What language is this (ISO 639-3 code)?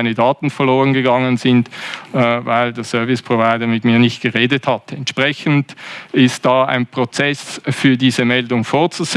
deu